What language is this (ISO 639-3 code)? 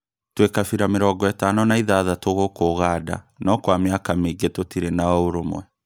kik